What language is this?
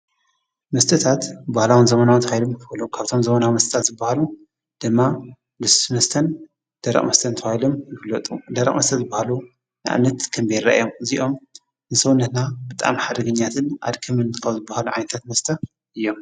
Tigrinya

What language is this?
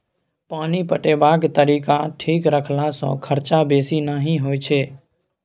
Maithili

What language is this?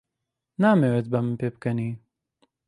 Central Kurdish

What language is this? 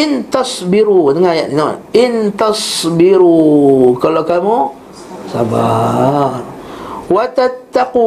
Malay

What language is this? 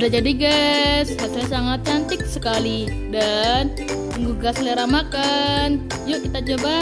Indonesian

